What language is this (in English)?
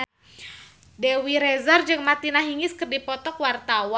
Sundanese